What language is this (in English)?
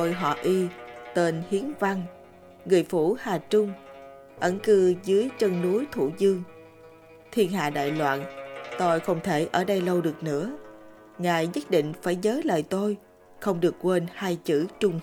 Vietnamese